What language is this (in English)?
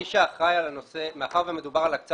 Hebrew